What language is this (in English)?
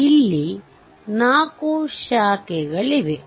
Kannada